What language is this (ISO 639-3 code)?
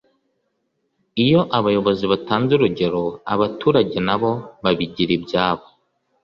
kin